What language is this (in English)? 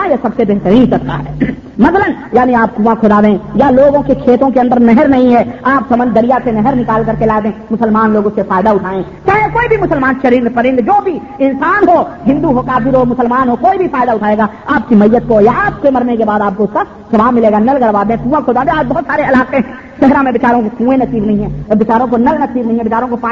Urdu